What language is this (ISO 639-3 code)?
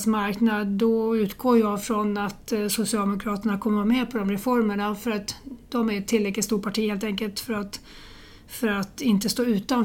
swe